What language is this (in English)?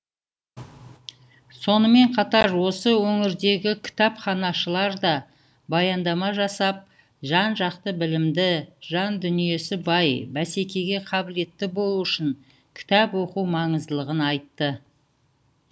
Kazakh